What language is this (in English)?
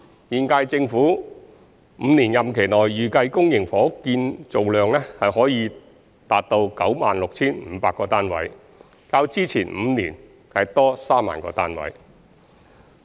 Cantonese